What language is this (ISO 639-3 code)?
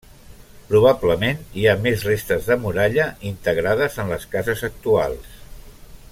cat